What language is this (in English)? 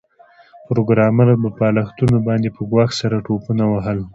Pashto